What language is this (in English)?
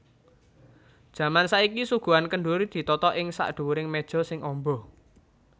Javanese